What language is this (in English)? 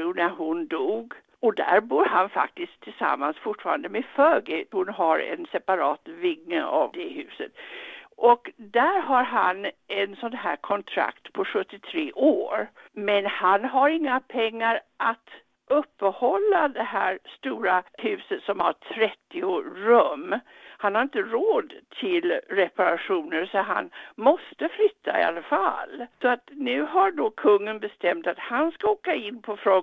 Swedish